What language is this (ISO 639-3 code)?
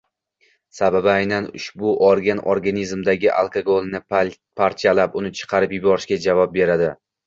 uzb